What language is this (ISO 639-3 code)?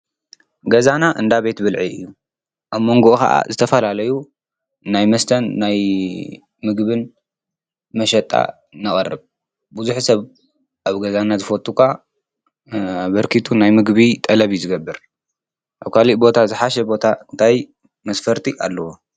tir